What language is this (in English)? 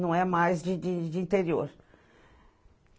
Portuguese